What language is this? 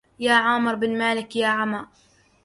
Arabic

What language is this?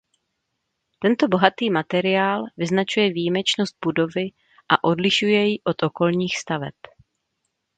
Czech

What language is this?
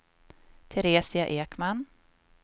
Swedish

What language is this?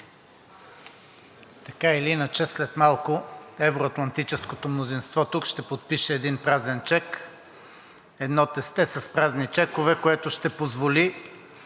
Bulgarian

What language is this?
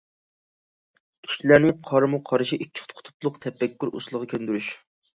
Uyghur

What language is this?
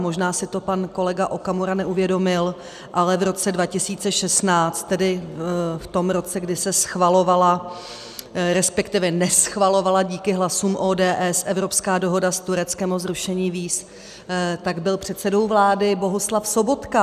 Czech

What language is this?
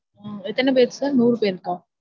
Tamil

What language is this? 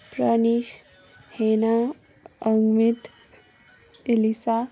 Nepali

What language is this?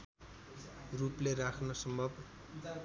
Nepali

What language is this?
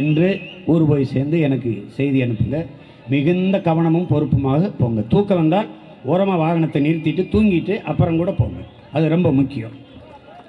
Tamil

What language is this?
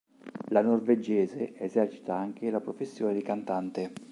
Italian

